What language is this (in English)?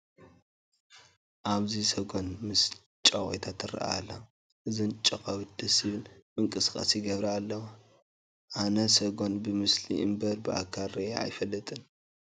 Tigrinya